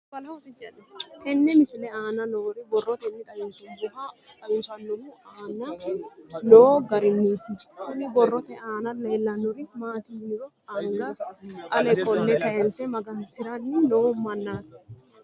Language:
Sidamo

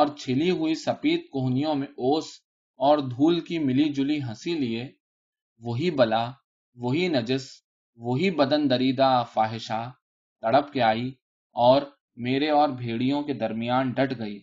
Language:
Urdu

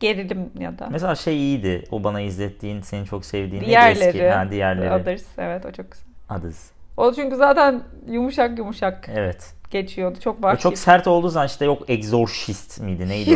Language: Turkish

